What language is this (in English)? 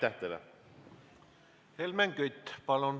Estonian